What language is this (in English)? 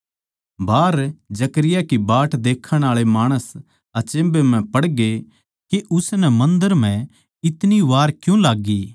Haryanvi